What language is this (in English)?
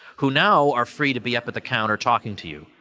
English